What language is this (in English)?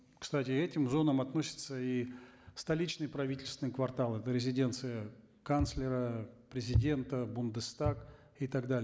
Kazakh